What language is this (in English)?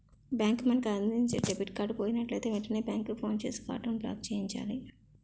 Telugu